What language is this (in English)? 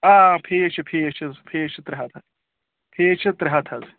Kashmiri